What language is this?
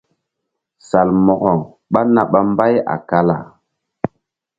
Mbum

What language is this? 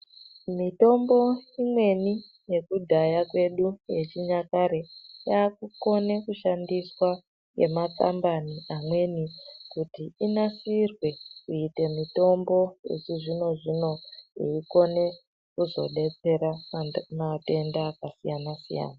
Ndau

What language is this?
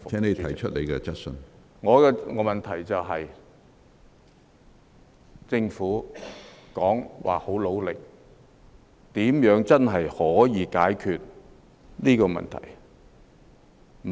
Cantonese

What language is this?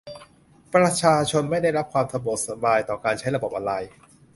Thai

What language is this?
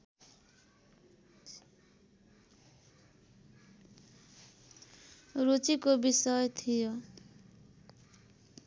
Nepali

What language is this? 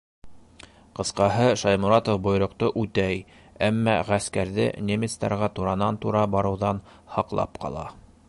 Bashkir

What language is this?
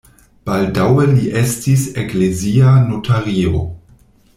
Esperanto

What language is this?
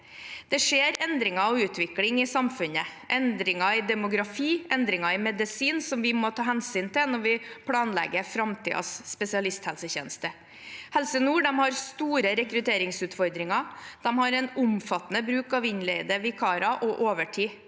Norwegian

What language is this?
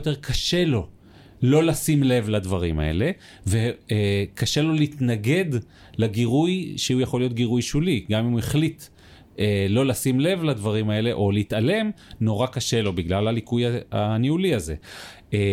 Hebrew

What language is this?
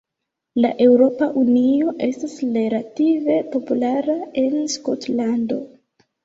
Esperanto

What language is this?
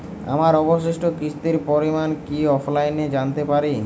Bangla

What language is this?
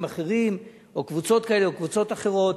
Hebrew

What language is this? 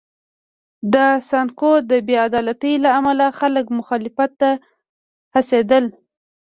Pashto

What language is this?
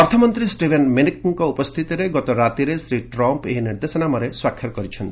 Odia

